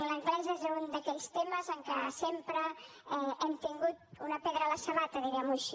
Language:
Catalan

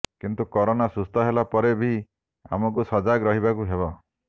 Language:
Odia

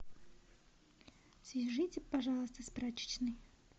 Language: Russian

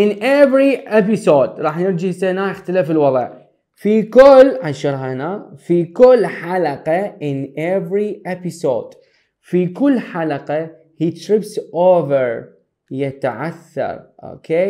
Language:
Arabic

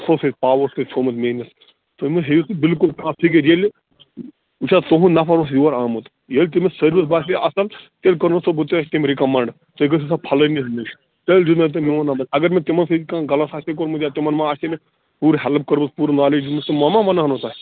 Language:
Kashmiri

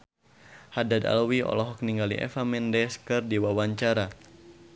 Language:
Sundanese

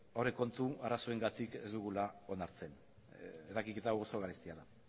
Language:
Basque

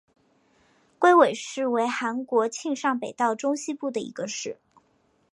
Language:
Chinese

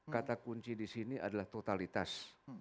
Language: Indonesian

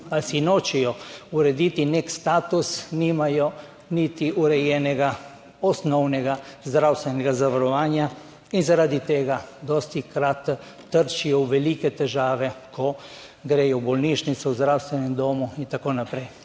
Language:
Slovenian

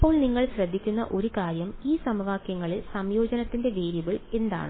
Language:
Malayalam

